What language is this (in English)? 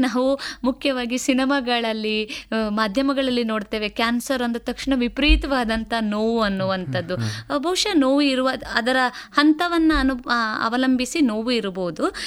Kannada